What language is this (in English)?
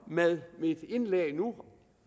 Danish